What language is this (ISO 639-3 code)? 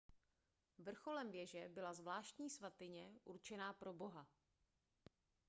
ces